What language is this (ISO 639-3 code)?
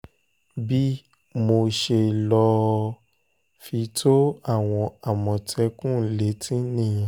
yor